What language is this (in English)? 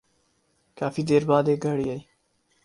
Urdu